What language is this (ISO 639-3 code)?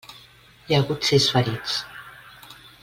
cat